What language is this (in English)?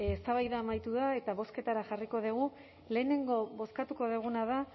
Basque